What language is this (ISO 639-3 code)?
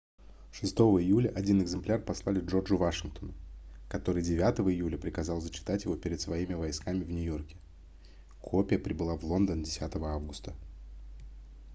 rus